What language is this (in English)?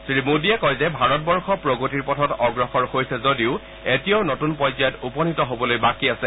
Assamese